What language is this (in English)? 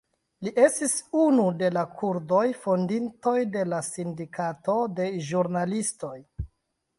Esperanto